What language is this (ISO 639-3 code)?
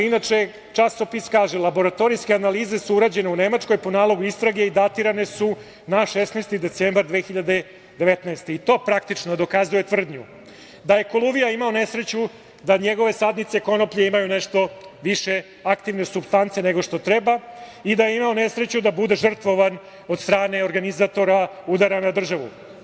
srp